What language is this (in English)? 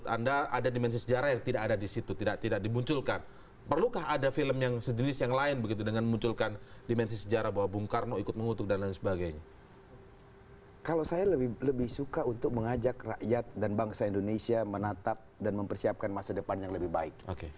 Indonesian